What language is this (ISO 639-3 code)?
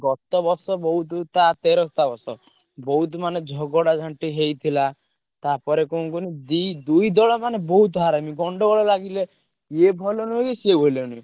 ori